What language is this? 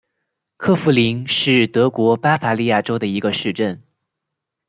Chinese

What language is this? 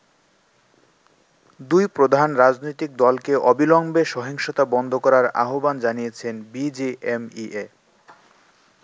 Bangla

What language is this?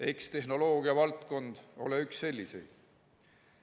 Estonian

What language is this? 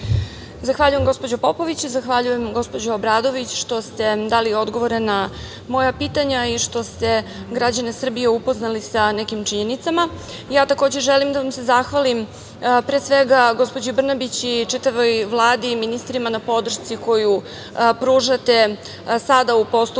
Serbian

